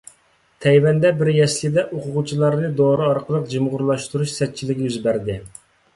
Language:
Uyghur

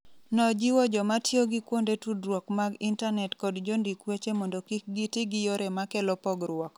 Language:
Luo (Kenya and Tanzania)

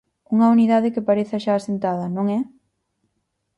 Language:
Galician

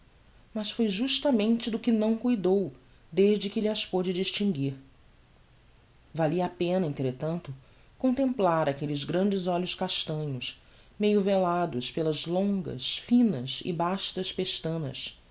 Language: Portuguese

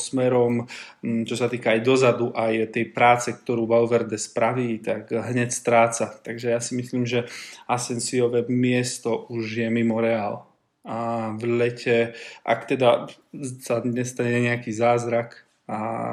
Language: Slovak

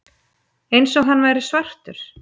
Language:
Icelandic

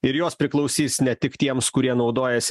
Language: Lithuanian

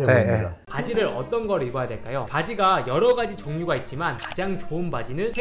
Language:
Korean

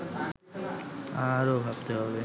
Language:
Bangla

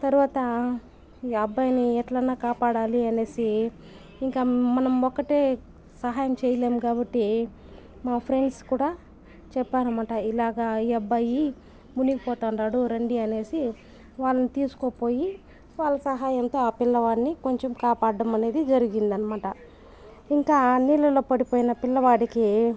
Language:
Telugu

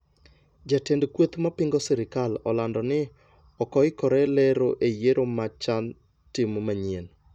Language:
Luo (Kenya and Tanzania)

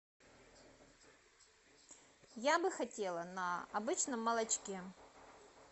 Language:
Russian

